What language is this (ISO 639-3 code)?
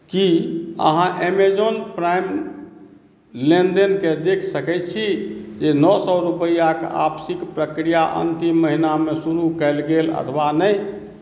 mai